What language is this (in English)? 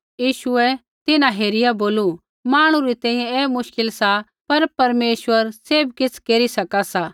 Kullu Pahari